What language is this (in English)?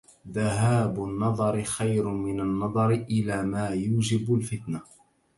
Arabic